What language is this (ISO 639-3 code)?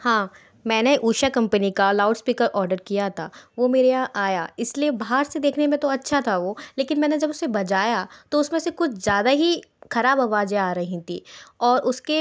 hin